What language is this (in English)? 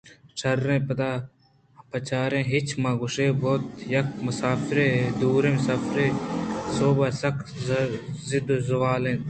Eastern Balochi